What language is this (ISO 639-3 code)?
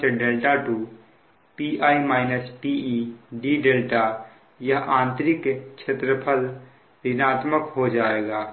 hin